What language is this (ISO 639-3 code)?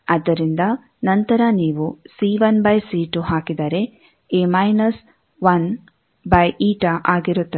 kan